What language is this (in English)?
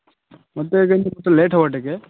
Odia